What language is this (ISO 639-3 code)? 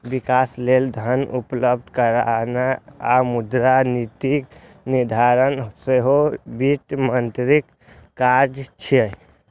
mai